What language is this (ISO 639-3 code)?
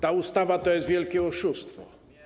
pol